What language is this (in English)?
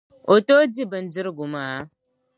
Dagbani